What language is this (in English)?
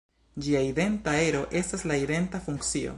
Esperanto